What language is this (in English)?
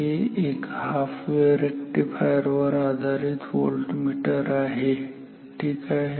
Marathi